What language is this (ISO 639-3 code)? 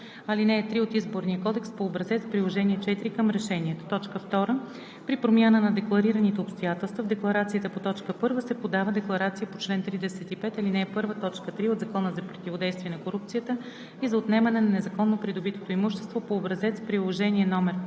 bul